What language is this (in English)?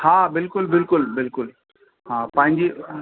Sindhi